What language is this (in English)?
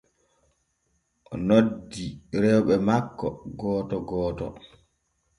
Borgu Fulfulde